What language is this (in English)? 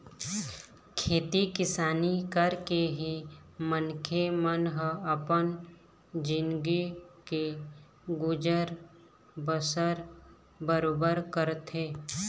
Chhattisgarhi